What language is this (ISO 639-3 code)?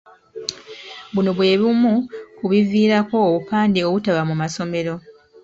lug